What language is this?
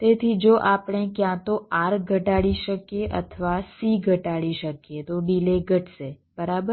Gujarati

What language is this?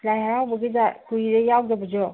Manipuri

